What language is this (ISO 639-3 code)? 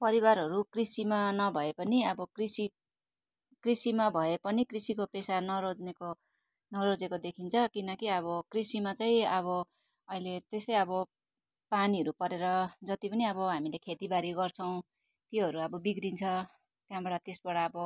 nep